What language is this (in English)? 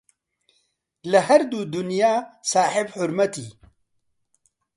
Central Kurdish